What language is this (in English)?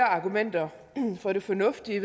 Danish